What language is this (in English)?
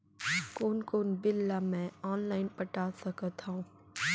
Chhattisgarhi